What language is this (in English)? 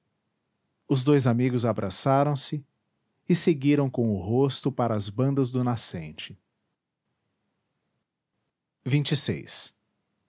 Portuguese